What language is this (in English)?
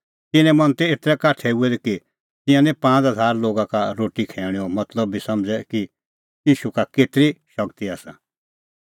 Kullu Pahari